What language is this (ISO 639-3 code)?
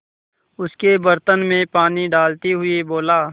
hin